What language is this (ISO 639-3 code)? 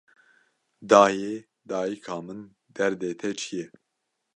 kur